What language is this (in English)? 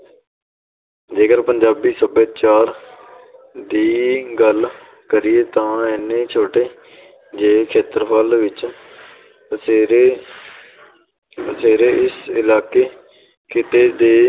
Punjabi